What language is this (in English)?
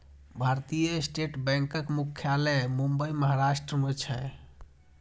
Maithili